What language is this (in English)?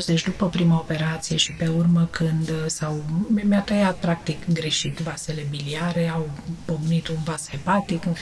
Romanian